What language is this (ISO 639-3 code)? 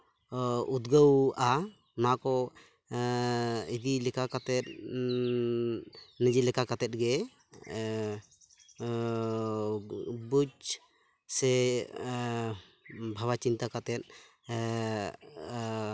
sat